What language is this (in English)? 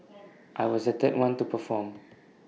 English